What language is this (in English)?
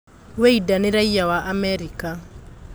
Kikuyu